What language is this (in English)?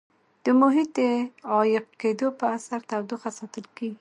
Pashto